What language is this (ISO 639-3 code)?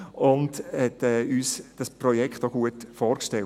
gsw